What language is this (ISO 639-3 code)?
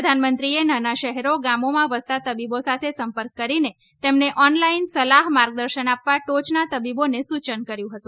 guj